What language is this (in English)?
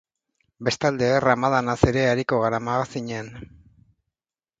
Basque